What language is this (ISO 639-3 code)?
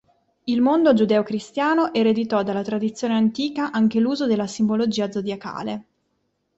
ita